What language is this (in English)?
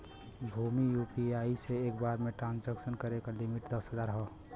Bhojpuri